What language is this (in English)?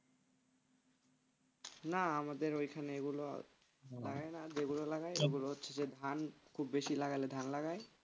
Bangla